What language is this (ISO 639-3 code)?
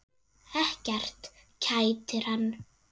isl